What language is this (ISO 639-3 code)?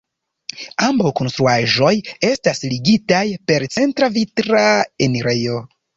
epo